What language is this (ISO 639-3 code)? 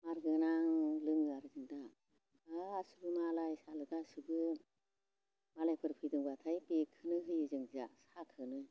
brx